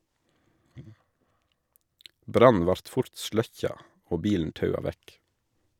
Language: Norwegian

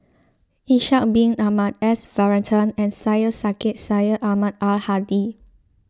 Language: English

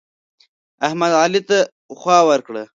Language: Pashto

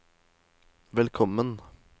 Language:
Norwegian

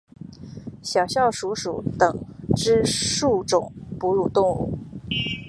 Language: Chinese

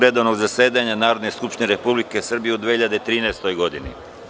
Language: Serbian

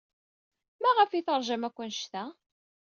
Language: Kabyle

